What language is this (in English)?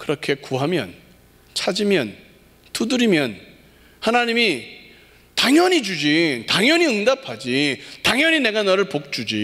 Korean